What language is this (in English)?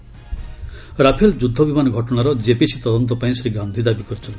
Odia